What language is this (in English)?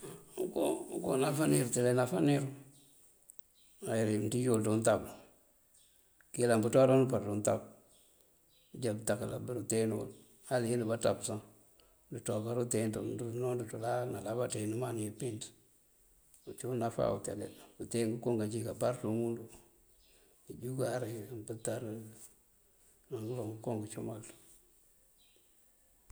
Mandjak